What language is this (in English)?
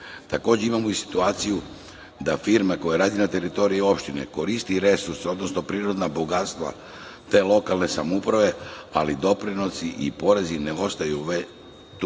Serbian